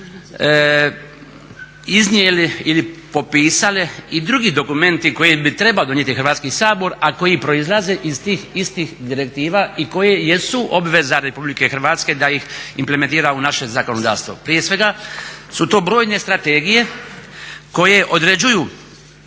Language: Croatian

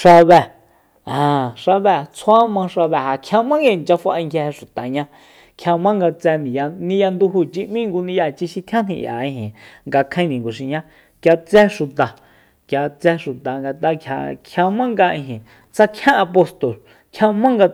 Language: Soyaltepec Mazatec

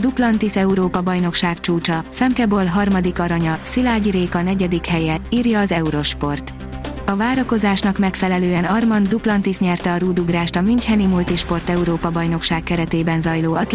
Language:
Hungarian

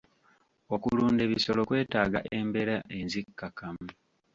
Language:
Ganda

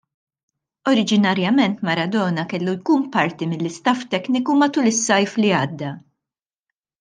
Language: Maltese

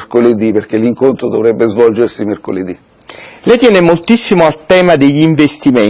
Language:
Italian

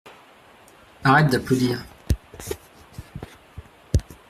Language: French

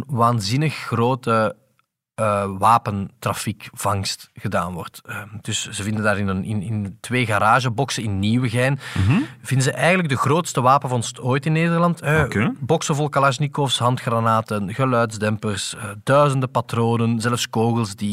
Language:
Dutch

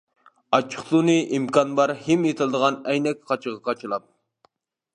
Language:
Uyghur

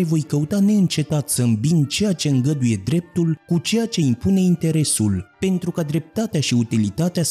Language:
Romanian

